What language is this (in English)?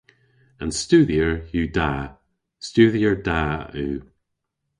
Cornish